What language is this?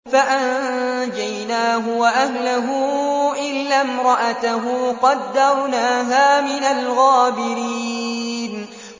Arabic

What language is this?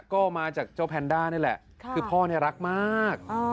Thai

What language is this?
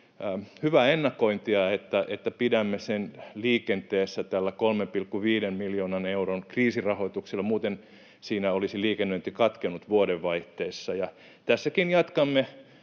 Finnish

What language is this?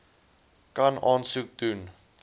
Afrikaans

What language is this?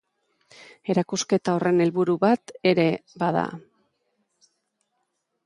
Basque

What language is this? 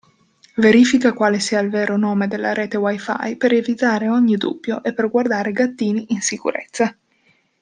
Italian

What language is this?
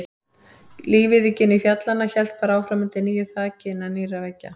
Icelandic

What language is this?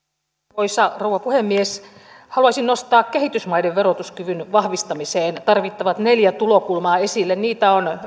Finnish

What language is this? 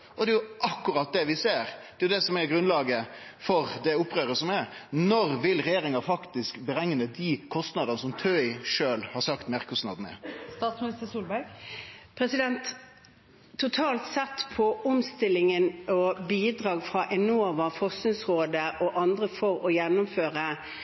Norwegian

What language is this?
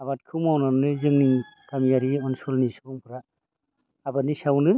Bodo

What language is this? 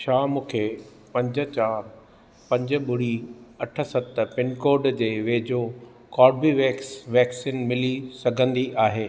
Sindhi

